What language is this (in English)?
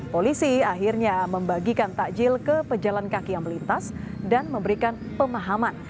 Indonesian